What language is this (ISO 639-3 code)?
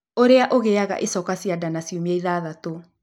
kik